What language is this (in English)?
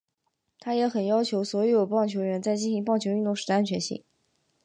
Chinese